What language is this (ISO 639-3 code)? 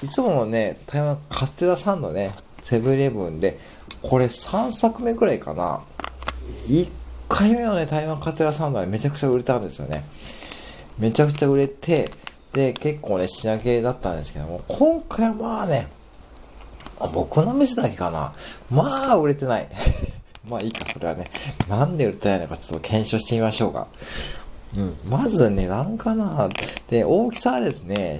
jpn